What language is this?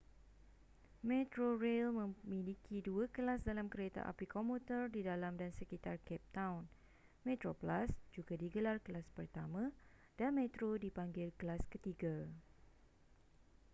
Malay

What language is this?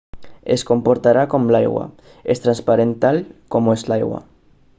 Catalan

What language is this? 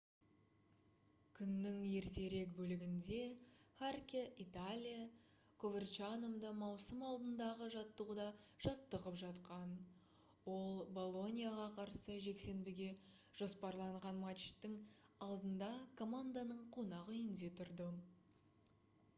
Kazakh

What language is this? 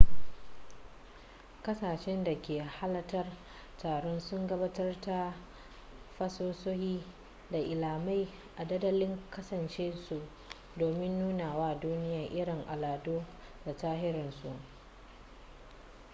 Hausa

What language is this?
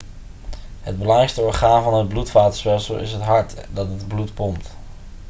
Dutch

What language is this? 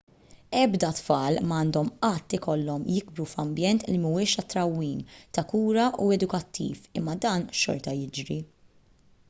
Maltese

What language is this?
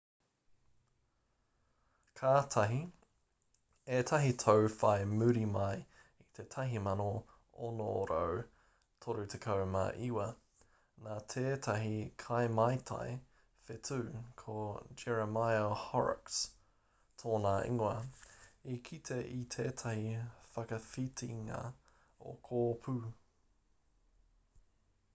Māori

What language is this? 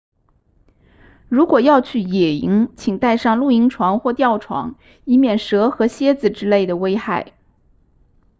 Chinese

